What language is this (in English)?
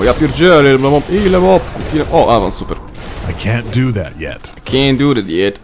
Polish